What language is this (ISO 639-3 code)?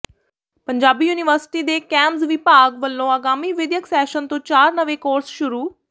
pan